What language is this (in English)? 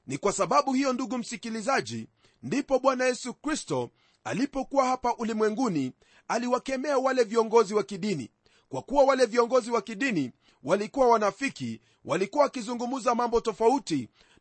Swahili